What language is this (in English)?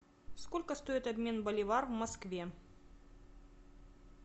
Russian